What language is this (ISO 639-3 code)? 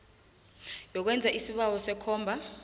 nbl